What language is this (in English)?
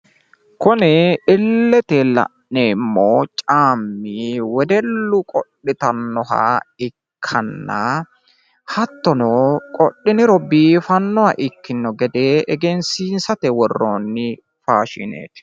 Sidamo